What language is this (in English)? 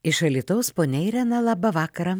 Lithuanian